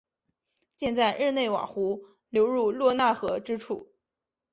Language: Chinese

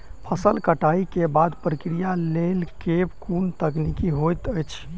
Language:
Maithili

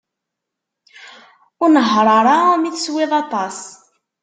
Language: Kabyle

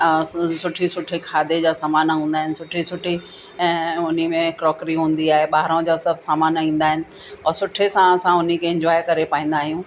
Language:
Sindhi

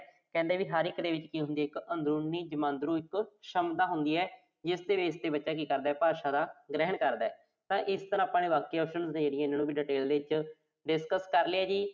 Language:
Punjabi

